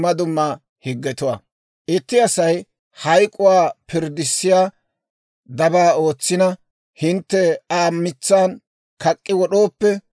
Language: Dawro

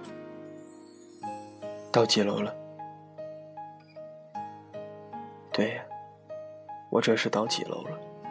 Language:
Chinese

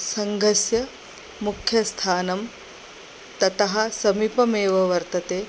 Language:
Sanskrit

